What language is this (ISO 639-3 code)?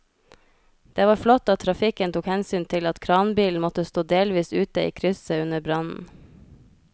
nor